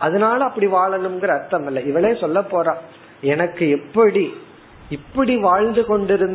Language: Tamil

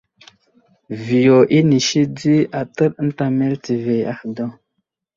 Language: Wuzlam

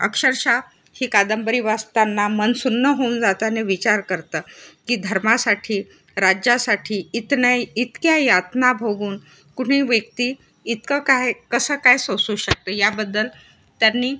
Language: Marathi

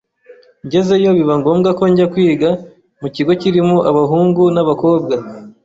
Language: Kinyarwanda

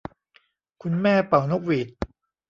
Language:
Thai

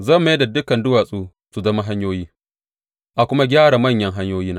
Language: Hausa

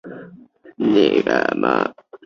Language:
Chinese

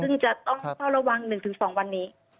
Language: Thai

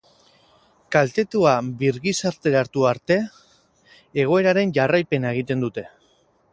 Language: Basque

